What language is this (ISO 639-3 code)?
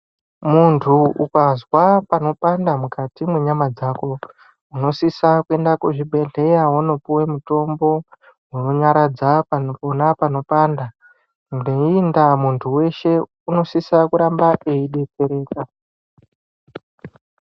ndc